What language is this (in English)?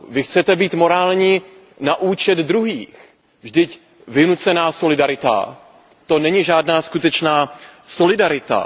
Czech